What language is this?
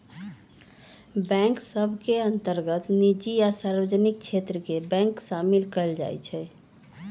Magahi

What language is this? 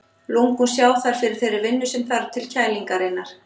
Icelandic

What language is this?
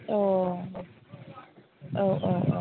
Bodo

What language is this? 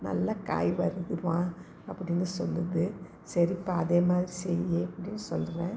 Tamil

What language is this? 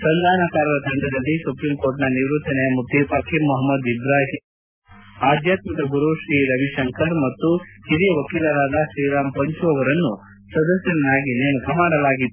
Kannada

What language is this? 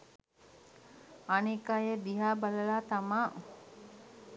Sinhala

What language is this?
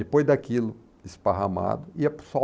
Portuguese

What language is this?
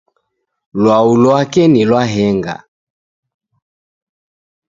Taita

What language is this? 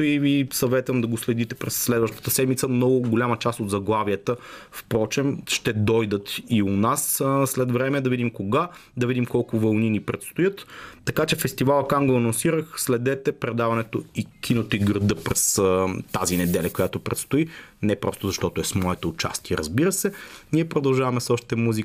Bulgarian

